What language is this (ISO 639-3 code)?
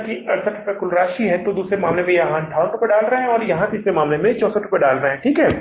hin